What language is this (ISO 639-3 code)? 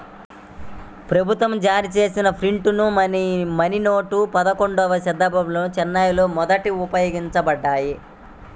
tel